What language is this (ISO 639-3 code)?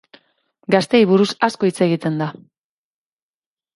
eus